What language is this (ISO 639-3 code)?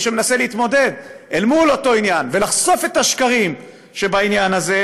heb